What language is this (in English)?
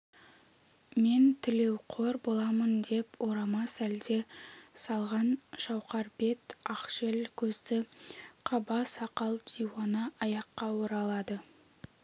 Kazakh